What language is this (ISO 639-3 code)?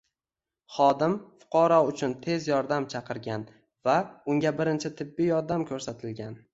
uzb